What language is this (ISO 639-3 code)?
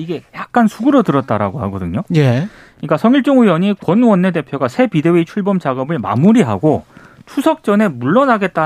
kor